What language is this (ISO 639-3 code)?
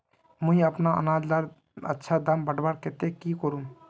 mag